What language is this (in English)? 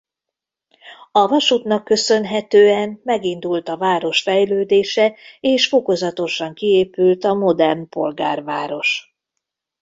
Hungarian